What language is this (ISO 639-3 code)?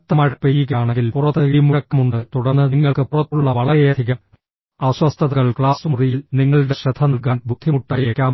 mal